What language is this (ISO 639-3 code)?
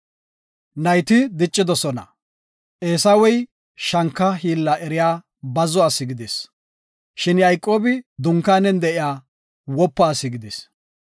gof